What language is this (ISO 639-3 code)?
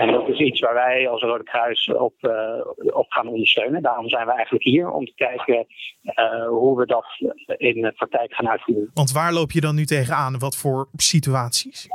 nld